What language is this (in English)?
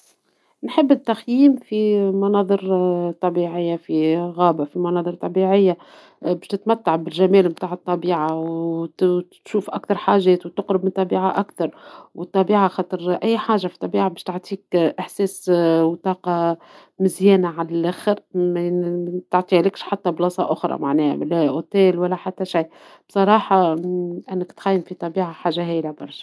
Tunisian Arabic